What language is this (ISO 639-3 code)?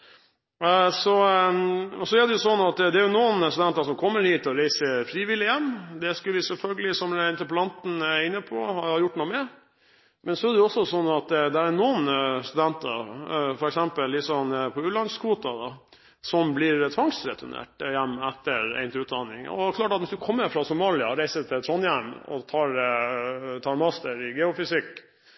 nob